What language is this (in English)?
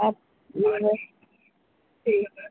Urdu